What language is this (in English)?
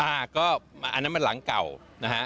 Thai